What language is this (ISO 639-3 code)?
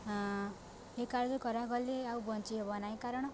ori